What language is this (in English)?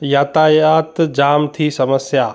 Sindhi